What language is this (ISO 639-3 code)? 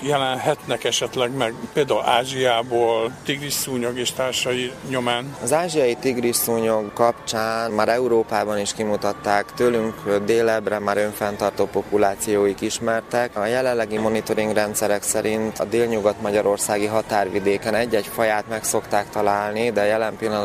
hun